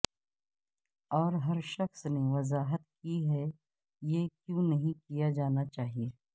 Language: Urdu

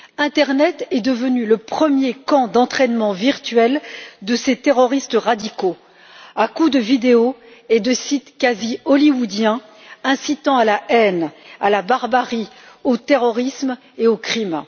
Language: French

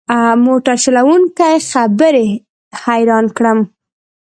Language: Pashto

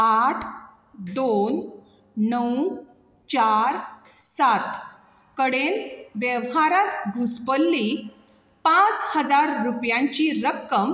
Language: Konkani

